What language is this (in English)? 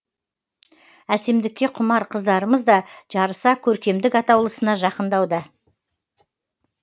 Kazakh